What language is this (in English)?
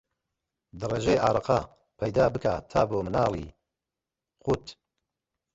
Central Kurdish